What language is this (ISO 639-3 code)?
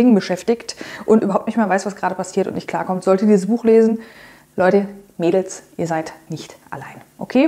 deu